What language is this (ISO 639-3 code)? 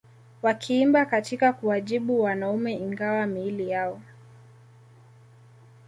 swa